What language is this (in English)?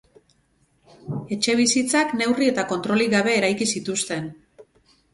Basque